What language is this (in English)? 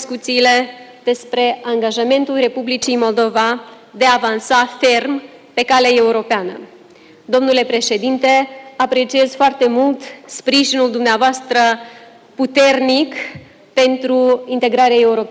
Romanian